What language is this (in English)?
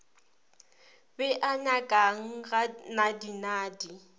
Northern Sotho